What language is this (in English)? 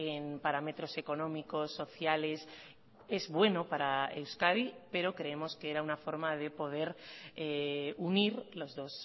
Spanish